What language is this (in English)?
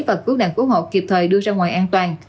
Vietnamese